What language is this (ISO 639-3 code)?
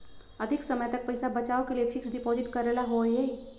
mag